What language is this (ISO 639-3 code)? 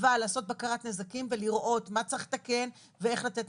heb